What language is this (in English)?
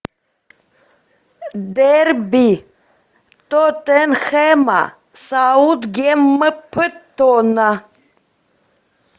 Russian